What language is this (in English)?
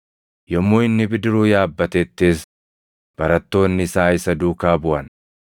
Oromo